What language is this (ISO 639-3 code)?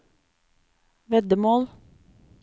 nor